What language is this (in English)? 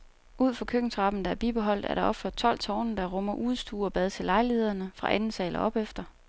Danish